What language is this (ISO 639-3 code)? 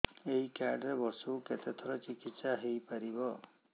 ori